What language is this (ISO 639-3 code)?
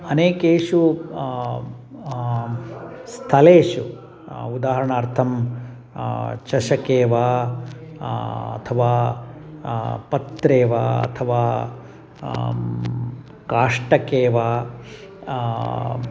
san